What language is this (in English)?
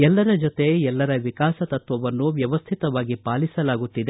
Kannada